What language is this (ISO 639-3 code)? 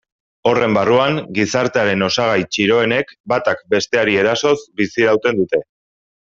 eus